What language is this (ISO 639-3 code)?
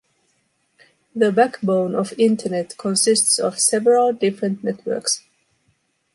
eng